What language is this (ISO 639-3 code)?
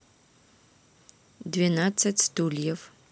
rus